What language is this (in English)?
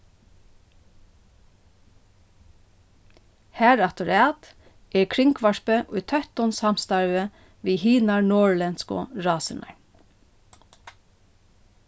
Faroese